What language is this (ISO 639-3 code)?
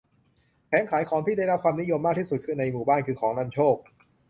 tha